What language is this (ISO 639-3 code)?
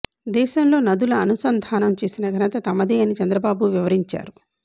tel